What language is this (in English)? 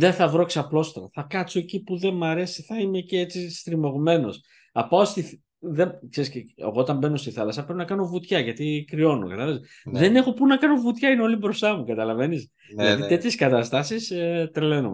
Greek